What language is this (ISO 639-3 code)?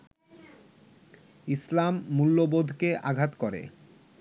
ben